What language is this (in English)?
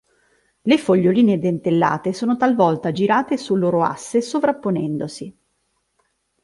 Italian